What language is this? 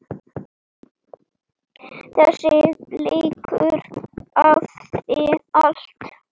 Icelandic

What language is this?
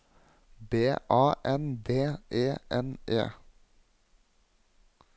Norwegian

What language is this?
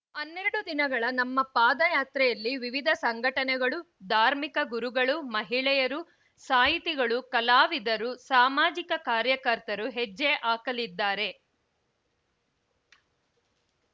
Kannada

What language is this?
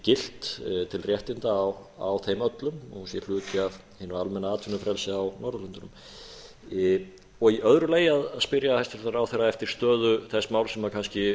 Icelandic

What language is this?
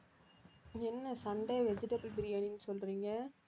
Tamil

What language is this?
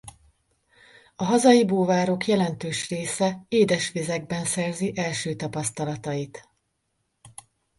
Hungarian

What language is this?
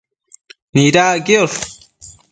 Matsés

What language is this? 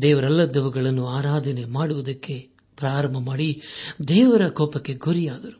Kannada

